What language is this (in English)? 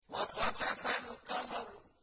Arabic